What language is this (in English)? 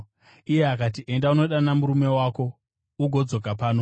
Shona